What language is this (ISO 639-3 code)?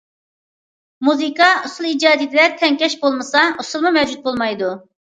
uig